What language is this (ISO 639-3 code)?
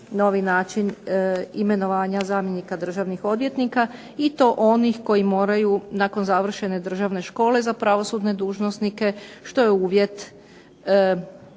hrv